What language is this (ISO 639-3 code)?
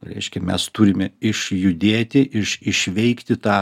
lit